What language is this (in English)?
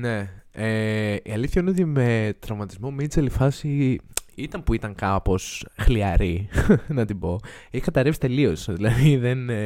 Greek